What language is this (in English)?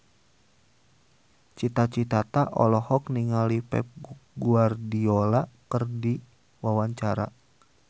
Sundanese